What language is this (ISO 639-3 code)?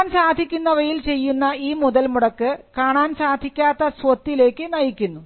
mal